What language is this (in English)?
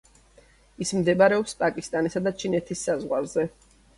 Georgian